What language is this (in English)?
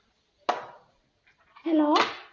Malayalam